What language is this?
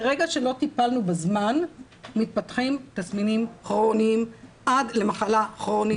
Hebrew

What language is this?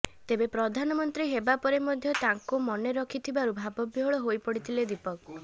Odia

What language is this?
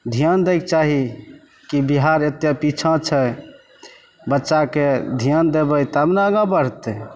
Maithili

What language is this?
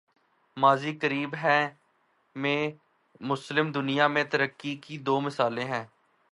Urdu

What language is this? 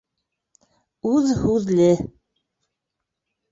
Bashkir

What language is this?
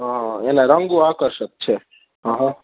Gujarati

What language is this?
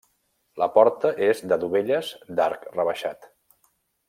Catalan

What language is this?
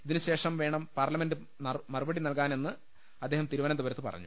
Malayalam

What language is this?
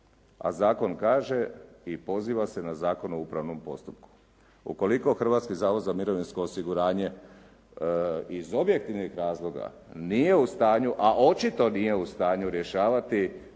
Croatian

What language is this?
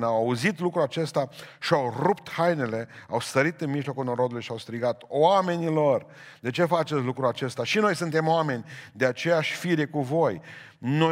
Romanian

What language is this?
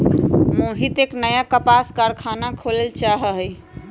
Magahi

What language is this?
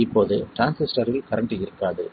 Tamil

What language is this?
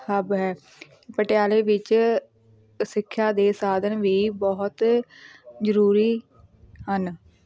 Punjabi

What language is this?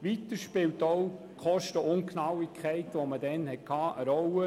Swiss German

